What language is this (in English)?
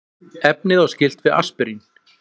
Icelandic